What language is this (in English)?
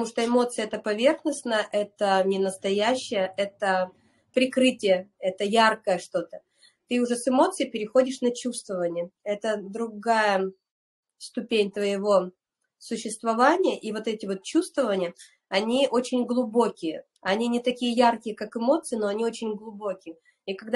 Russian